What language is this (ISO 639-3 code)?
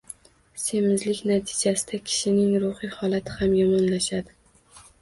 uzb